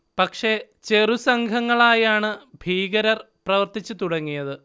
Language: Malayalam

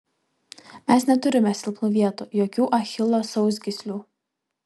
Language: Lithuanian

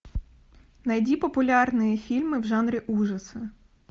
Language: Russian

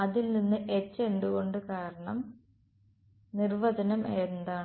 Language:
Malayalam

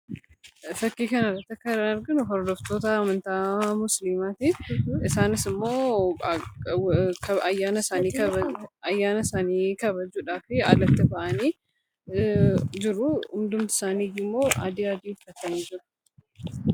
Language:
Oromo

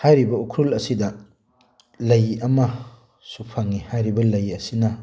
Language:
Manipuri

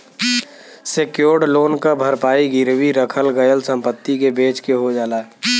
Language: Bhojpuri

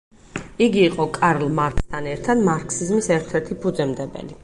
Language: Georgian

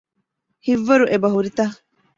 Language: Divehi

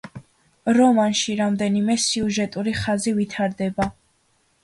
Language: Georgian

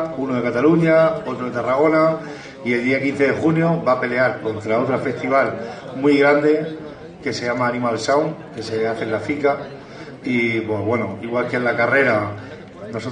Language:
Spanish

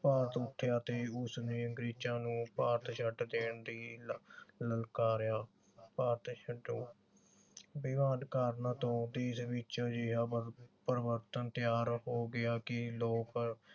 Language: Punjabi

